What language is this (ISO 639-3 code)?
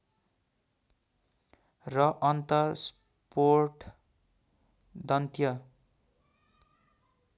nep